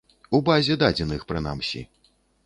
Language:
Belarusian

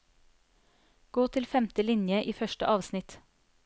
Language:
Norwegian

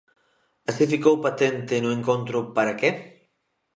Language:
Galician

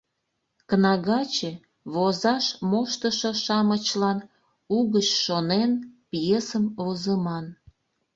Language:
Mari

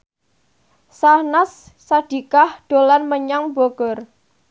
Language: Javanese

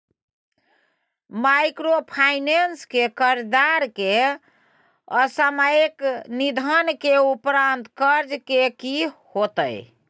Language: Maithili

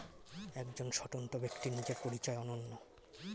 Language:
Bangla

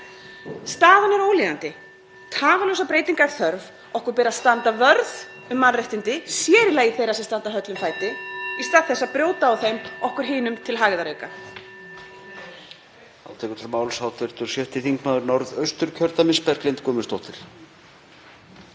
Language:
Icelandic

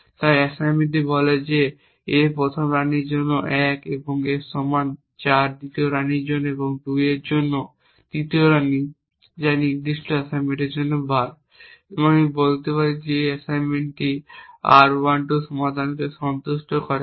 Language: Bangla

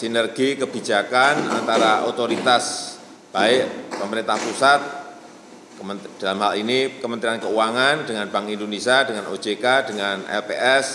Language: Indonesian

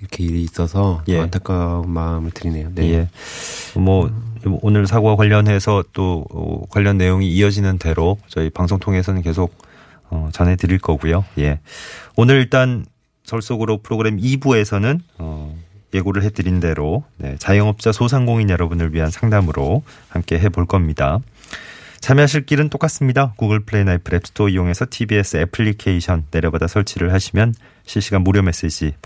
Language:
Korean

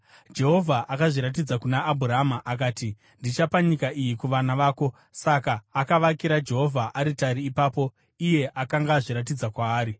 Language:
Shona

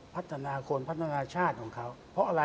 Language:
Thai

